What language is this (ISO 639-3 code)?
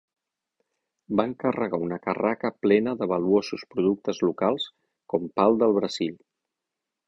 cat